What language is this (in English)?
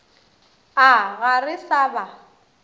Northern Sotho